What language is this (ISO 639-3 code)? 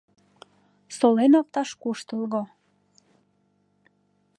chm